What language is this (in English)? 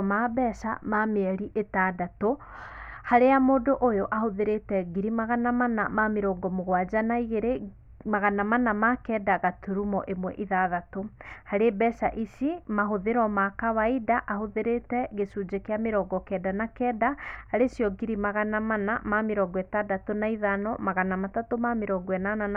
Kikuyu